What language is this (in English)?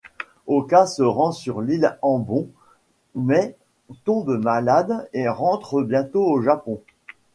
French